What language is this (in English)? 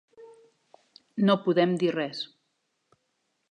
Catalan